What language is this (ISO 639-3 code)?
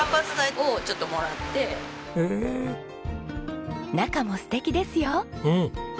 jpn